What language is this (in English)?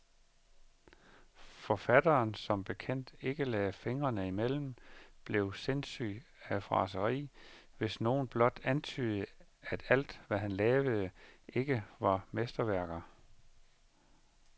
Danish